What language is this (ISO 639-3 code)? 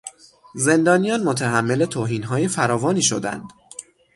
fas